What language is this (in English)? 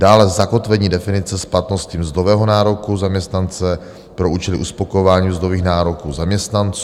Czech